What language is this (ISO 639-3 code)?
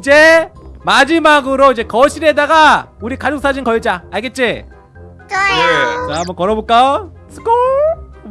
kor